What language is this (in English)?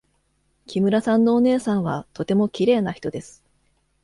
Japanese